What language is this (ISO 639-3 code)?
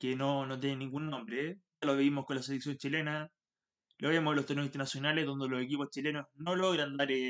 spa